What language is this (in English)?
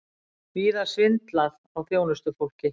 Icelandic